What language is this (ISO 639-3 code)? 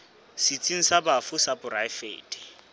sot